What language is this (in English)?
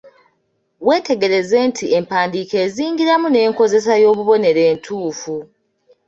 Ganda